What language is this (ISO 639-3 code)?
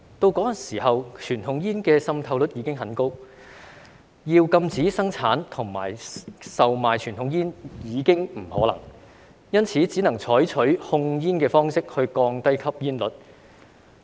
yue